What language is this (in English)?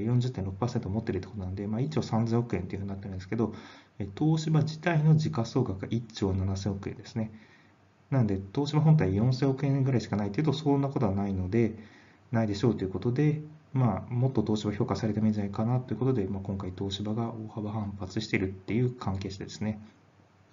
Japanese